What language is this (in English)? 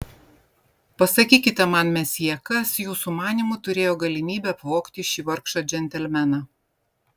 Lithuanian